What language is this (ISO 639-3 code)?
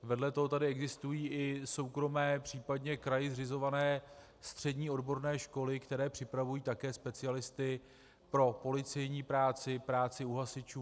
ces